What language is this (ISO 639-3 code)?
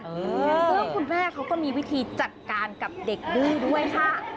tha